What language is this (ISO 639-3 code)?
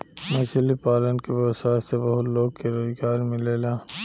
bho